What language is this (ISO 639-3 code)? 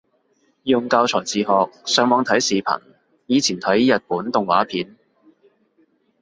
yue